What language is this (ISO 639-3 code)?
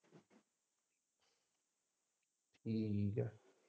pan